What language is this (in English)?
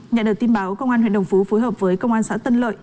Vietnamese